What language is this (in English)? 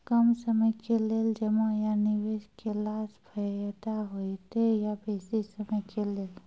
Maithili